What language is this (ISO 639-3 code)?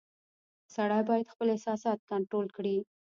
pus